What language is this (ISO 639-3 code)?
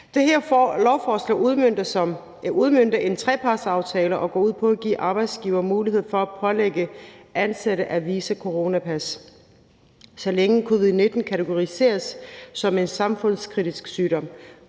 dan